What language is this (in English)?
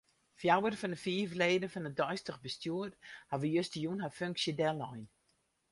Western Frisian